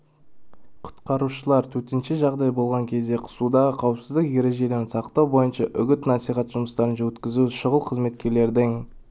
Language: Kazakh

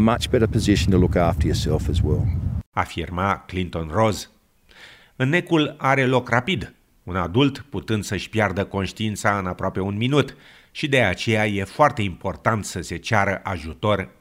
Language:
Romanian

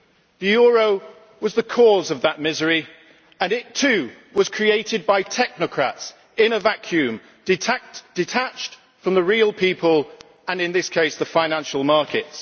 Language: English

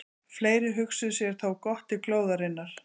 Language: Icelandic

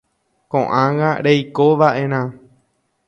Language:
Guarani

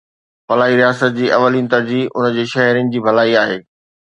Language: Sindhi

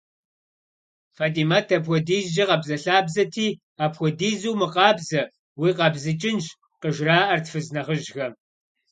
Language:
Kabardian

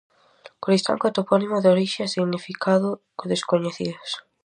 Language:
Galician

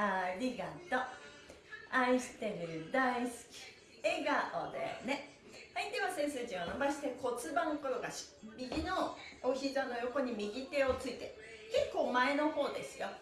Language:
Japanese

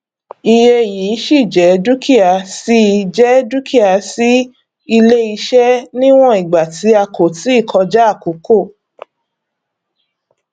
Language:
Yoruba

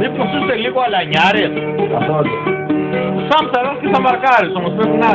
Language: Greek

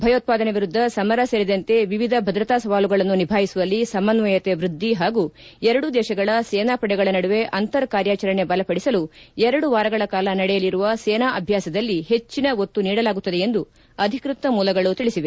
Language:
Kannada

